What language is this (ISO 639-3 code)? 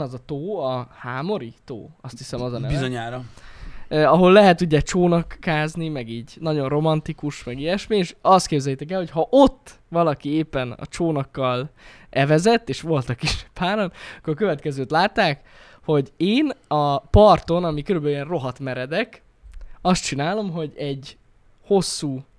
hun